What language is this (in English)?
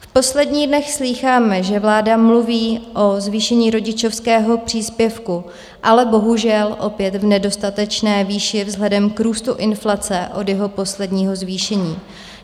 Czech